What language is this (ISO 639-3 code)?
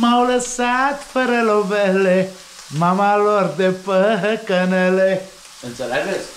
ron